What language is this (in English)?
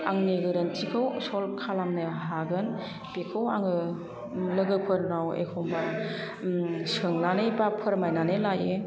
Bodo